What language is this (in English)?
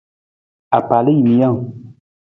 Nawdm